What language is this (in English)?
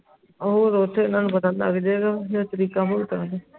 Punjabi